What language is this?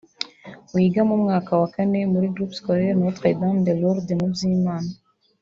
Kinyarwanda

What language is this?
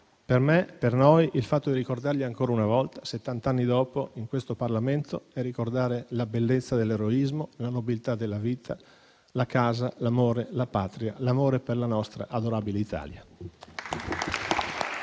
Italian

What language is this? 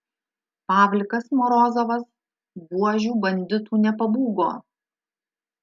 Lithuanian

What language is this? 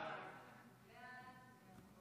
Hebrew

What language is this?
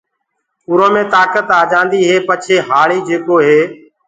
Gurgula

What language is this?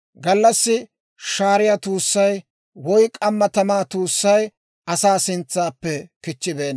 Dawro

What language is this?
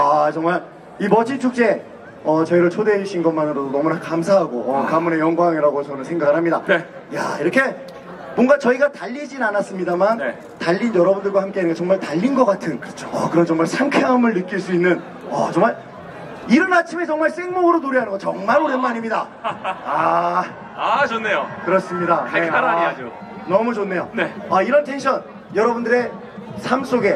Korean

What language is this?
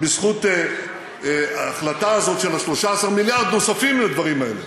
Hebrew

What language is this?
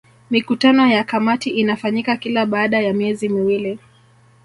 Swahili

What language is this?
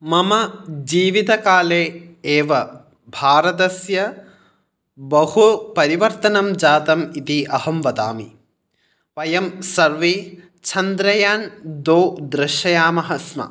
Sanskrit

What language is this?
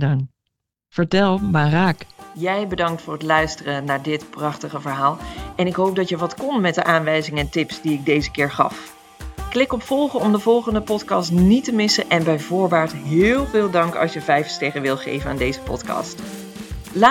Dutch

